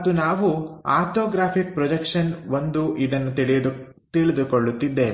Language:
Kannada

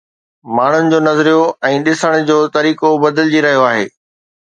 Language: Sindhi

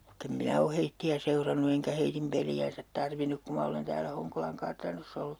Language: Finnish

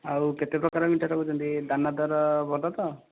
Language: Odia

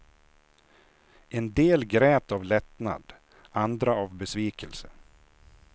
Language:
Swedish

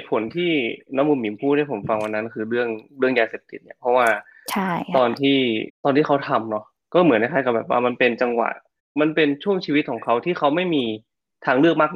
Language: Thai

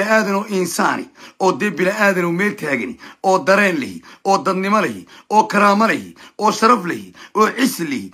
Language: Arabic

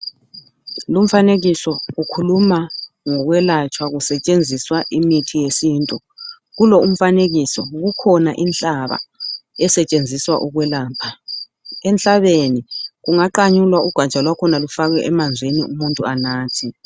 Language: North Ndebele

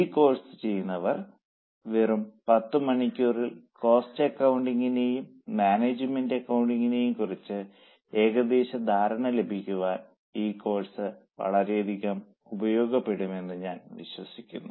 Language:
Malayalam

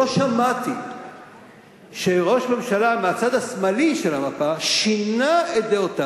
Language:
Hebrew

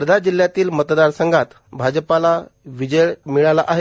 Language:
Marathi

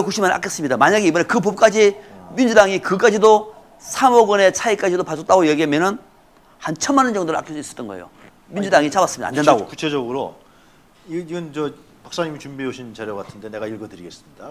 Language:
Korean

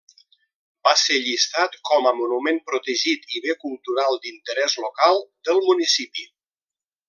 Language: Catalan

